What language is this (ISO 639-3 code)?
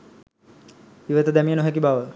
sin